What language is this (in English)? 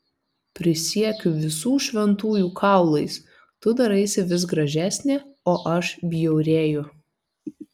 Lithuanian